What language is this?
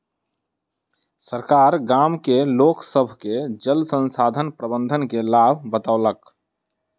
Maithili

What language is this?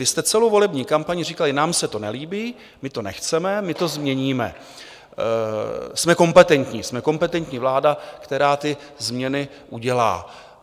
Czech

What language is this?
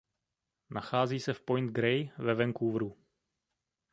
Czech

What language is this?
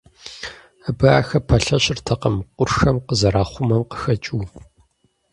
Kabardian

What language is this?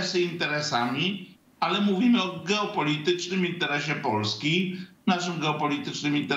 Polish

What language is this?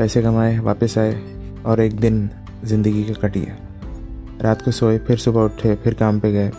Urdu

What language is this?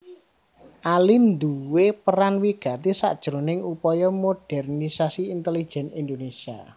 Javanese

